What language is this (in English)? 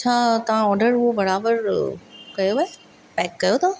Sindhi